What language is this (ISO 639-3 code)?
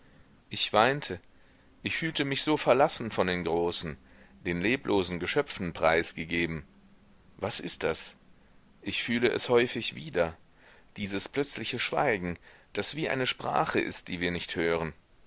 deu